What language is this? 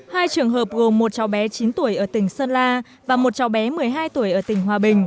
Vietnamese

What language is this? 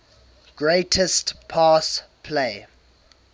English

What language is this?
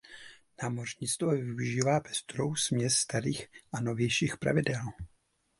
Czech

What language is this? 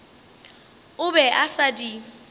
Northern Sotho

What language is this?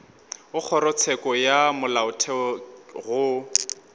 Northern Sotho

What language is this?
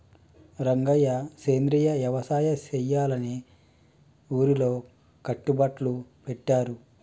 Telugu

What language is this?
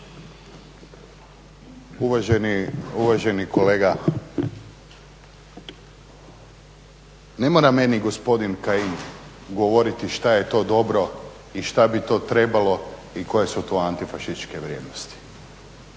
Croatian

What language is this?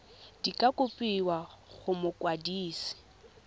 Tswana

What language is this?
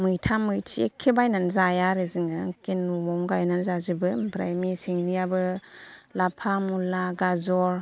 Bodo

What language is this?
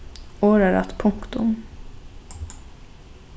Faroese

